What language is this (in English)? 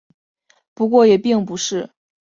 Chinese